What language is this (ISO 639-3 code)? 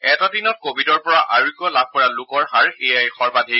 asm